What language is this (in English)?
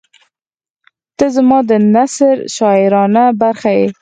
Pashto